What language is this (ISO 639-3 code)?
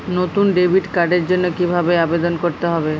ben